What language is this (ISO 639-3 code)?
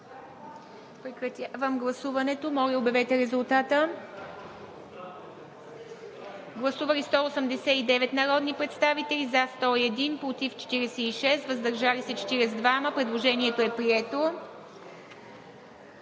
bul